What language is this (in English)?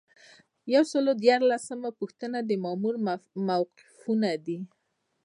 Pashto